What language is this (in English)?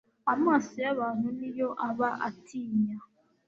Kinyarwanda